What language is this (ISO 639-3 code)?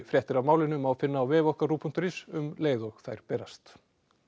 isl